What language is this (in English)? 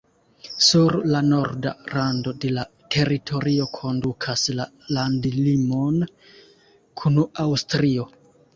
Esperanto